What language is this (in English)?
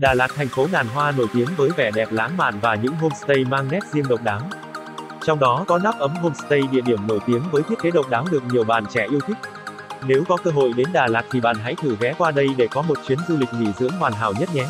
Vietnamese